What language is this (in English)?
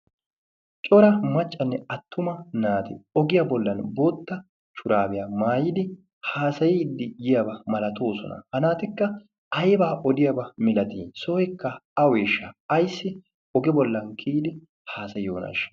Wolaytta